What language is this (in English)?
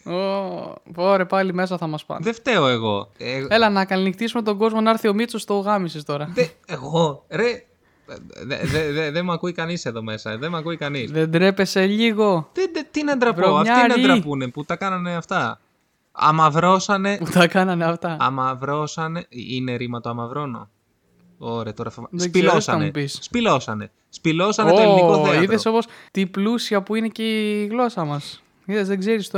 Greek